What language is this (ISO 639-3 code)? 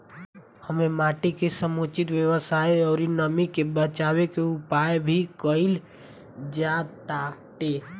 bho